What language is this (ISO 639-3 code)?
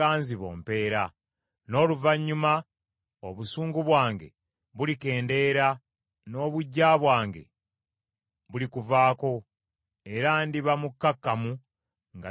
lug